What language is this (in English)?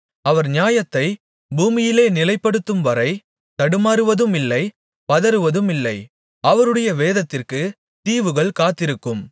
Tamil